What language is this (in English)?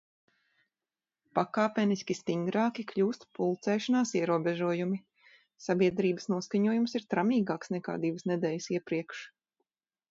Latvian